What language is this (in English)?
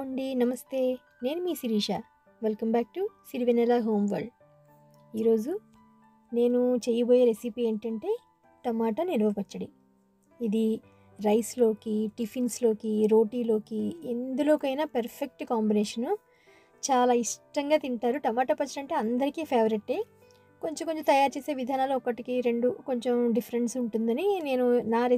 Hindi